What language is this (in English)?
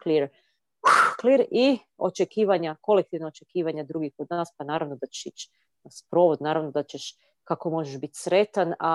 Croatian